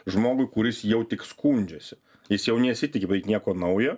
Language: Lithuanian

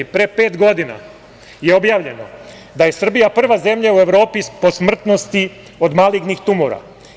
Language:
Serbian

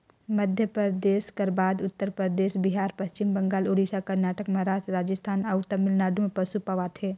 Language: Chhattisgarhi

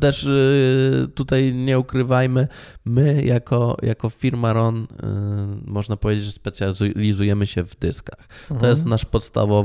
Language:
Polish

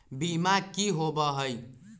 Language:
Magahi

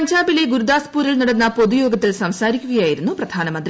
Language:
Malayalam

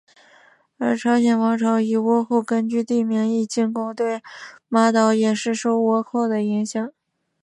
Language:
Chinese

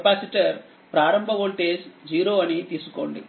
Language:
Telugu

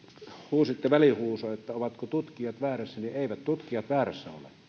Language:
Finnish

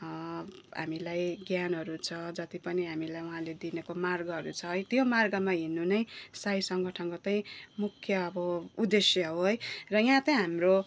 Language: Nepali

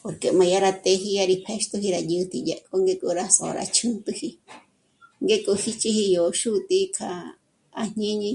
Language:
Michoacán Mazahua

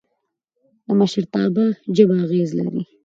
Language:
Pashto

